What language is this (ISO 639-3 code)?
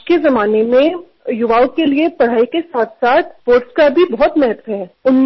mar